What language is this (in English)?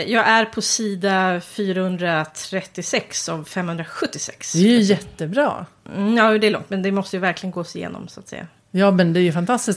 Swedish